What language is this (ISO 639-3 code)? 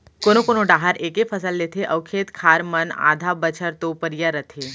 hne